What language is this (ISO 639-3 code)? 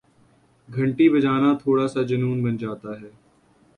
urd